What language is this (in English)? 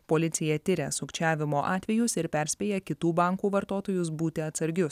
Lithuanian